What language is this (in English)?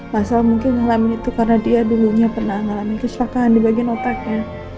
Indonesian